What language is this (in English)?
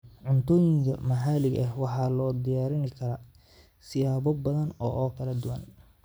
Somali